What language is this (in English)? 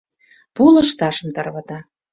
Mari